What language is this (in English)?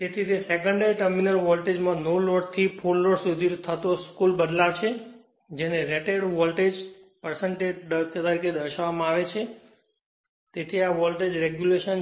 Gujarati